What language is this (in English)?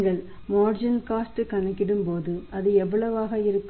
Tamil